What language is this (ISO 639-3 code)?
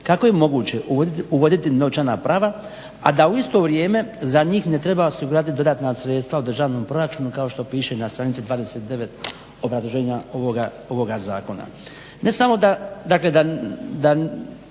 hrv